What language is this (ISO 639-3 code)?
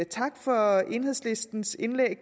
dan